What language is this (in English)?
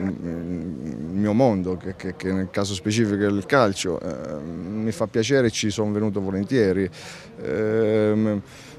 Italian